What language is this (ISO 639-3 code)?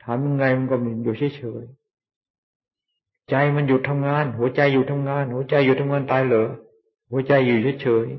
tha